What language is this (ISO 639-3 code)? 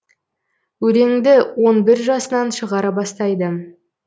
kaz